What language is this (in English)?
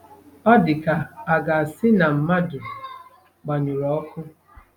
Igbo